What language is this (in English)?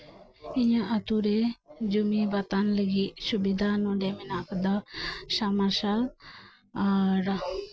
Santali